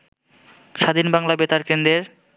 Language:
Bangla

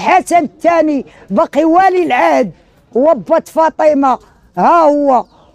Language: Arabic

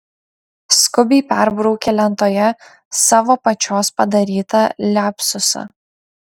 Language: Lithuanian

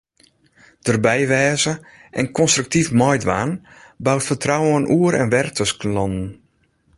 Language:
Western Frisian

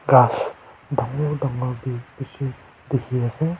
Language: Naga Pidgin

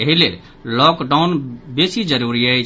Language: Maithili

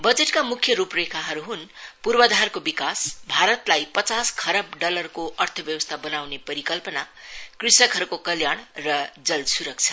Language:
Nepali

